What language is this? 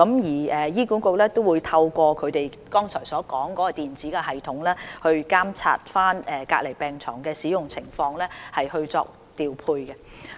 Cantonese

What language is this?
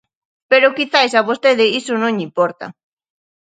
Galician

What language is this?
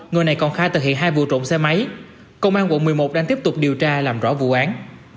Vietnamese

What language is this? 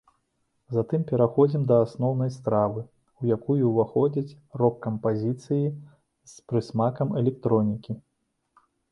Belarusian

